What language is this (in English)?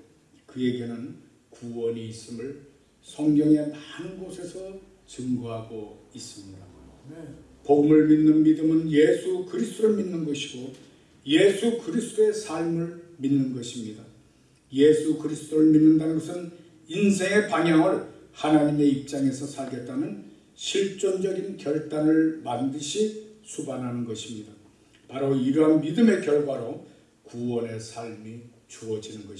Korean